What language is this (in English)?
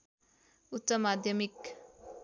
Nepali